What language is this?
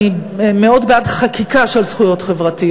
Hebrew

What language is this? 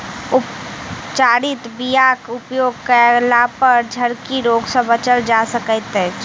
Maithili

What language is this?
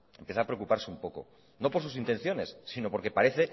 Spanish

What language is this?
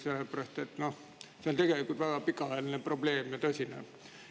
Estonian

